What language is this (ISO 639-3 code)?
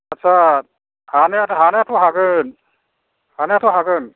brx